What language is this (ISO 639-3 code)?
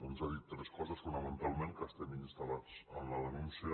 cat